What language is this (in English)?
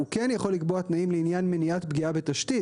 Hebrew